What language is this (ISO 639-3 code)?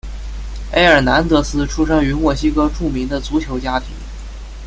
zho